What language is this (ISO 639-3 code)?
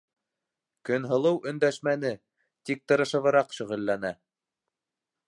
bak